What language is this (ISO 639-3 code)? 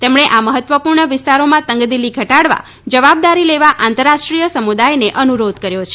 guj